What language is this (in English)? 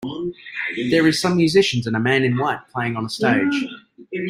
English